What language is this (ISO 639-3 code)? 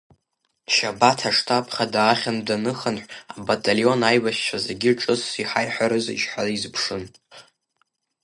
abk